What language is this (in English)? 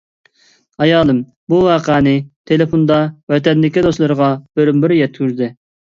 Uyghur